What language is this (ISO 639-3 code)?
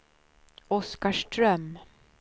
swe